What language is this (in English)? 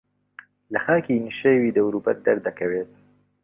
Central Kurdish